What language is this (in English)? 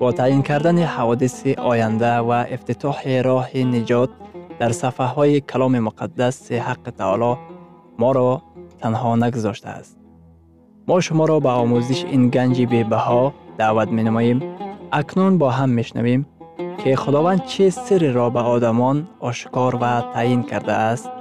Persian